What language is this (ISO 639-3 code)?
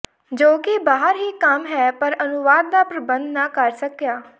pan